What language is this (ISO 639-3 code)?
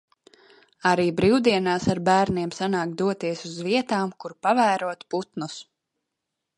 lav